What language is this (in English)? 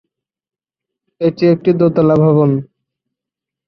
Bangla